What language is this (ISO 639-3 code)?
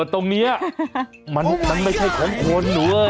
tha